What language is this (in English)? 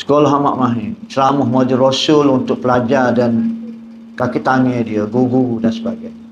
Malay